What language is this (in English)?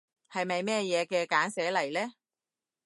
Cantonese